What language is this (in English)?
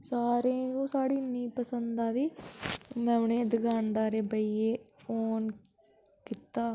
Dogri